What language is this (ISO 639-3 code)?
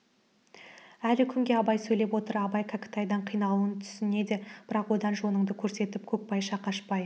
kaz